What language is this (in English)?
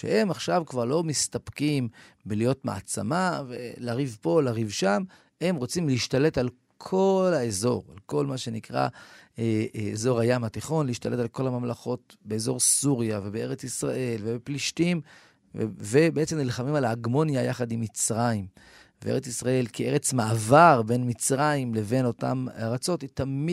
Hebrew